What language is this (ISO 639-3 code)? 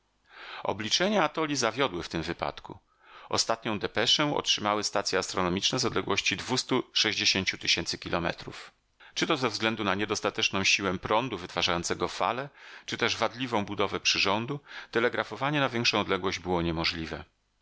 pol